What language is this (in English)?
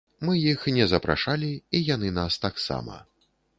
Belarusian